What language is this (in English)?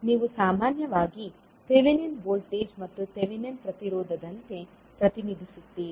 Kannada